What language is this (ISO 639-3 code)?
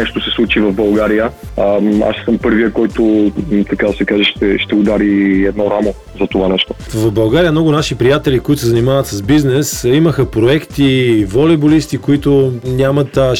bul